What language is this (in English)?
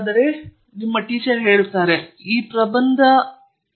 Kannada